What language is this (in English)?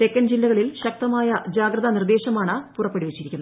Malayalam